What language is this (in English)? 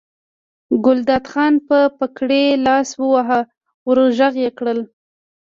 Pashto